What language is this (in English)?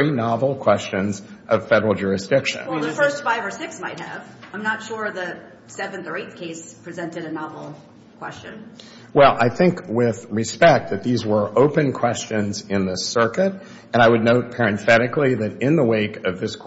English